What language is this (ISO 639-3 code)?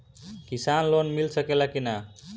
bho